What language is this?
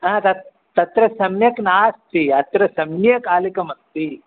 Sanskrit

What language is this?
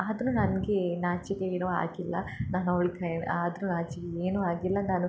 Kannada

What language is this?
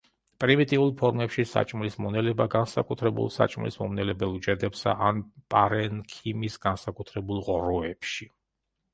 Georgian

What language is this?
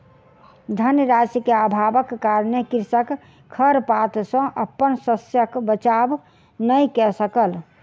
Maithili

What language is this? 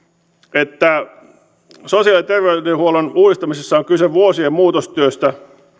Finnish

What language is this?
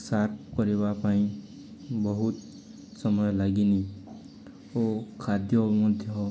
Odia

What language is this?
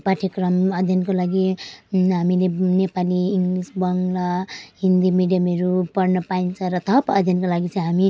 Nepali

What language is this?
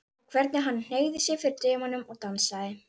Icelandic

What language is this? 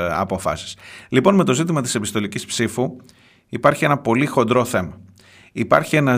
Greek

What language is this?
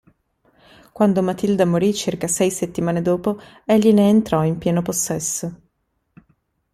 Italian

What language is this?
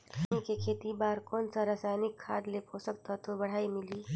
Chhattisgarhi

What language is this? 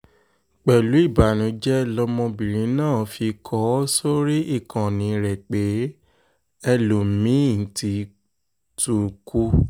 Yoruba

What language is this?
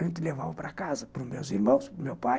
Portuguese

